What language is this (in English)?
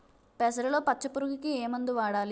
Telugu